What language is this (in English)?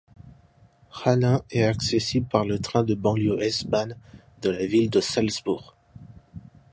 French